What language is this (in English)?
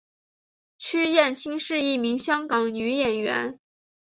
Chinese